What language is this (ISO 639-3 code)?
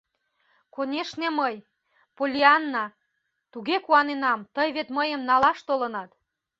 chm